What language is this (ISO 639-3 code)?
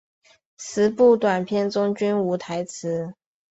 zho